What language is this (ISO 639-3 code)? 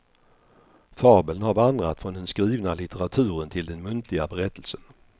swe